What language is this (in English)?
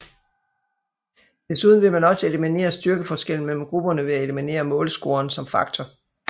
Danish